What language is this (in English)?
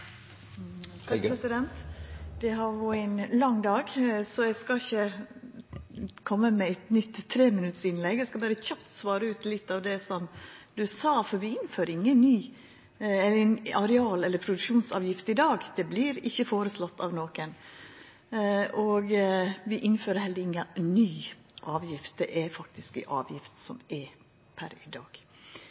Norwegian